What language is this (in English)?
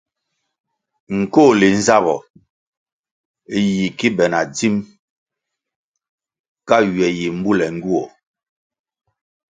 Kwasio